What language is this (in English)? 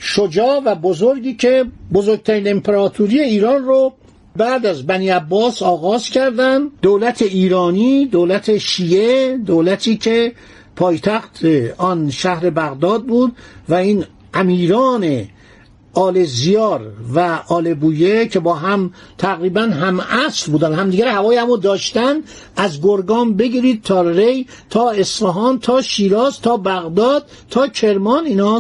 Persian